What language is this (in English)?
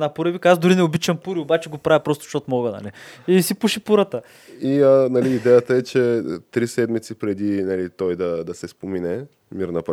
Bulgarian